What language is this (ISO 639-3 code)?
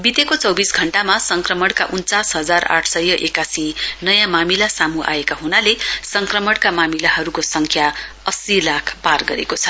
nep